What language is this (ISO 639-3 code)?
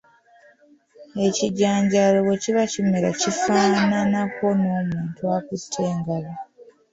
lug